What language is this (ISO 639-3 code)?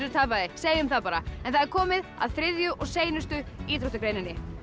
isl